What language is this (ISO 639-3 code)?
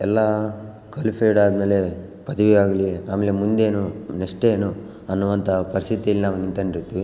kan